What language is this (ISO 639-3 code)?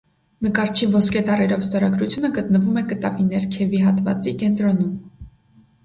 hye